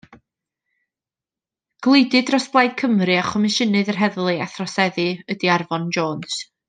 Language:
Welsh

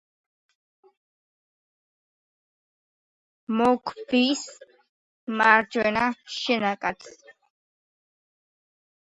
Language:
Georgian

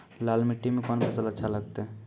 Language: Maithili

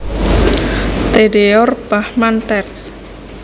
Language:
Javanese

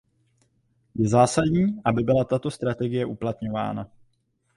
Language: Czech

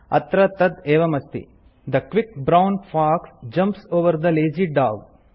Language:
Sanskrit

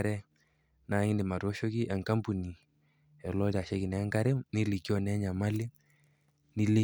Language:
Masai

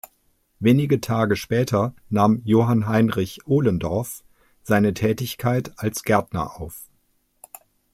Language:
German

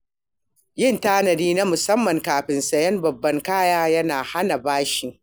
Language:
Hausa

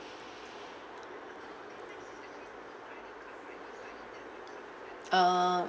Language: English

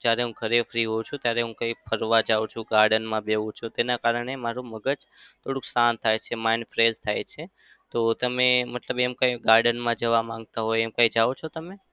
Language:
Gujarati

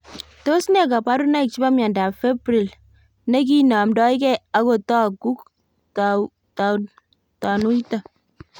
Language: Kalenjin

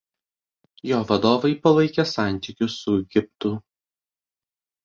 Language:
Lithuanian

